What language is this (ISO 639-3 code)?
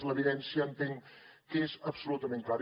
cat